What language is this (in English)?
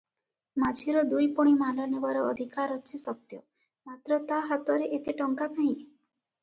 Odia